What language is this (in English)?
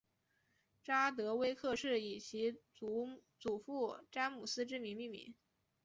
Chinese